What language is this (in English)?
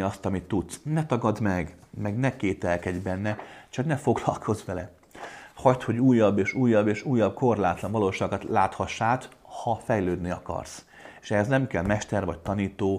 Hungarian